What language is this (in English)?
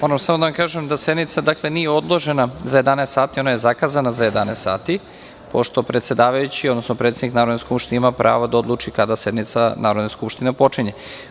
Serbian